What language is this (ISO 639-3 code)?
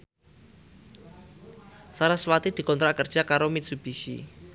jav